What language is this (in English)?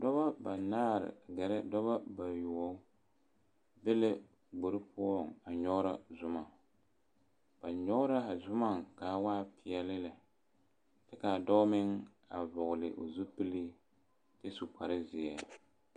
Southern Dagaare